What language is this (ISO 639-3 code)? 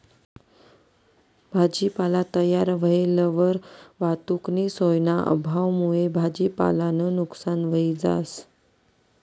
mar